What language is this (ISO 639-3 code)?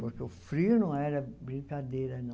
por